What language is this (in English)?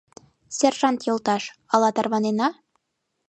Mari